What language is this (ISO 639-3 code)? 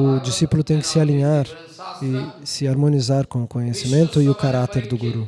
por